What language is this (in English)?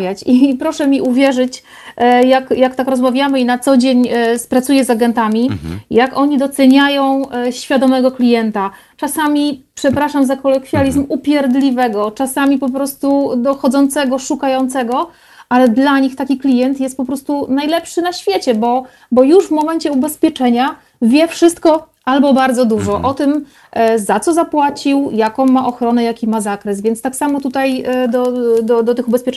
Polish